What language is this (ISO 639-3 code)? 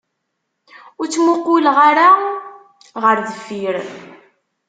kab